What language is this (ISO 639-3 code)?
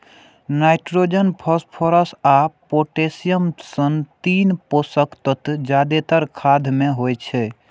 mai